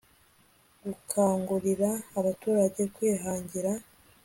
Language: Kinyarwanda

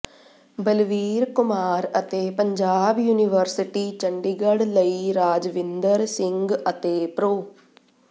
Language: Punjabi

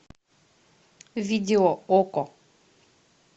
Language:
Russian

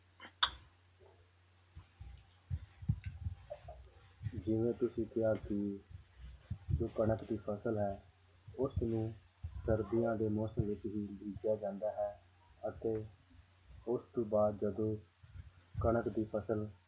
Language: Punjabi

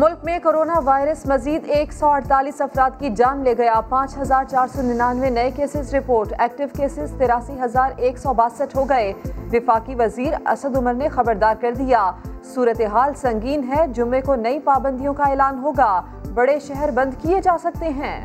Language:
Urdu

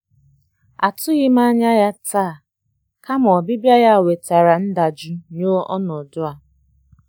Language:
Igbo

